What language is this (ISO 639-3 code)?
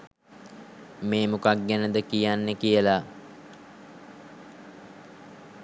sin